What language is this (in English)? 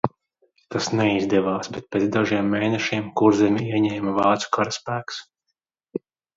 Latvian